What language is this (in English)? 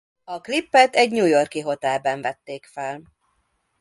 Hungarian